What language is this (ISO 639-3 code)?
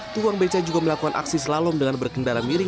ind